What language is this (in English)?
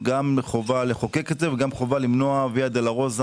Hebrew